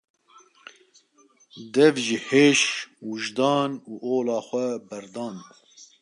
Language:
Kurdish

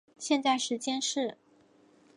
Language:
Chinese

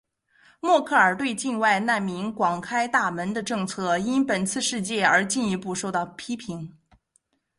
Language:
Chinese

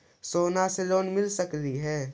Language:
Magahi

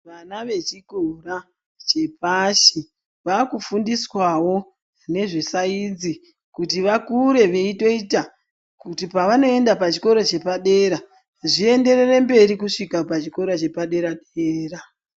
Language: Ndau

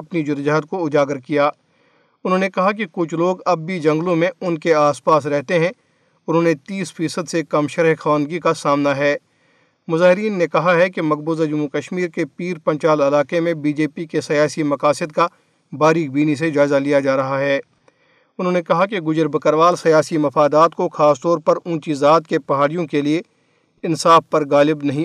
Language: Urdu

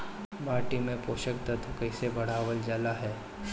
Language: Bhojpuri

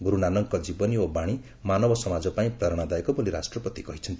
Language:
Odia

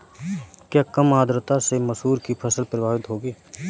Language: Hindi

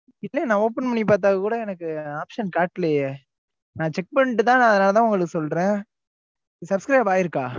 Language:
Tamil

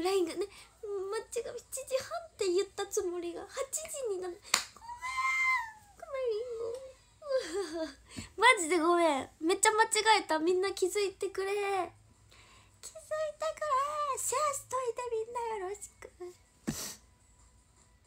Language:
Japanese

